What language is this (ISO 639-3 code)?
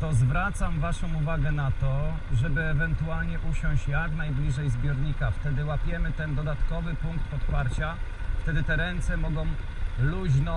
pol